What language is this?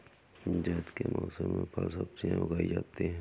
Hindi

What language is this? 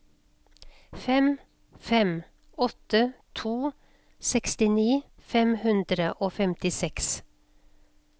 Norwegian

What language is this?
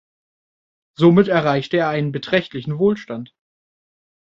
German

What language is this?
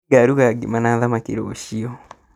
Kikuyu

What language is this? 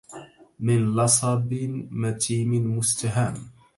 Arabic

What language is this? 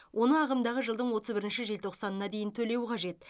Kazakh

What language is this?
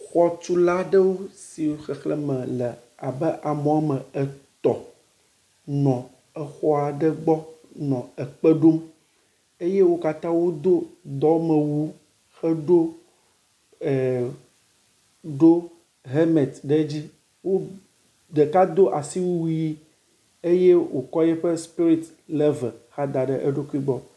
Ewe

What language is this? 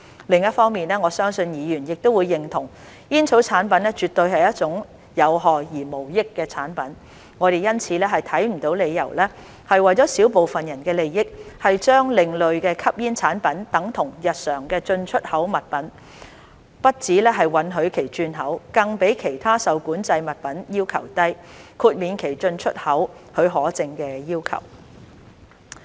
Cantonese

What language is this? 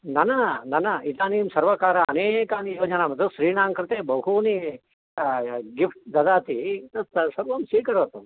Sanskrit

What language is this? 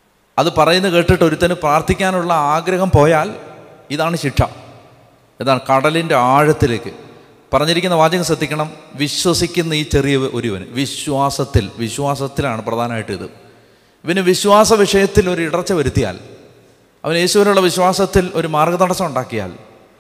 Malayalam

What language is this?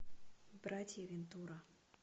Russian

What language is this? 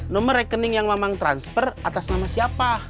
Indonesian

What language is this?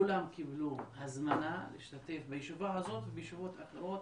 Hebrew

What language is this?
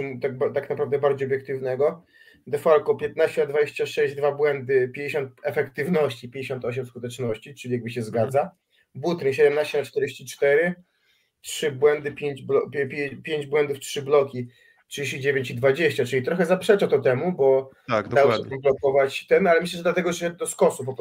Polish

